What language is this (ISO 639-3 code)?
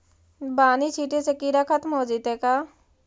mag